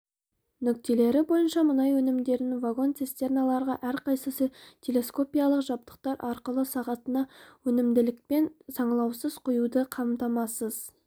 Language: Kazakh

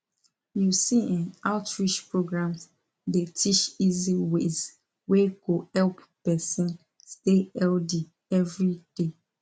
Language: Nigerian Pidgin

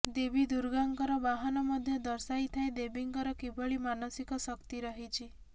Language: Odia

